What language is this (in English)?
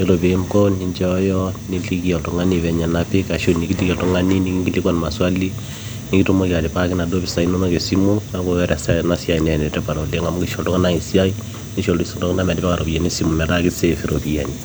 Masai